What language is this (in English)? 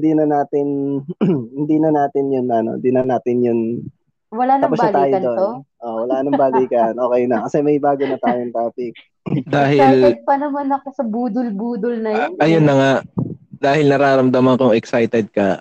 Filipino